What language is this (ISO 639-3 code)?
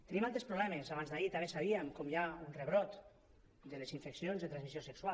cat